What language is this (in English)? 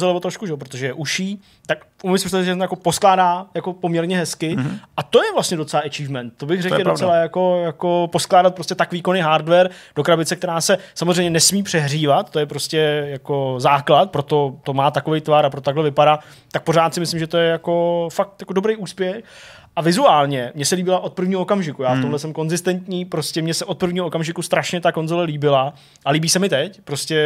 Czech